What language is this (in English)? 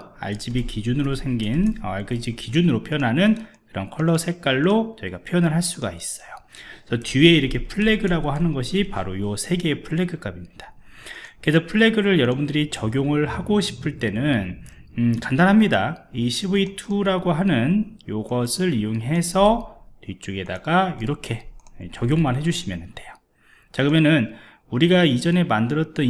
Korean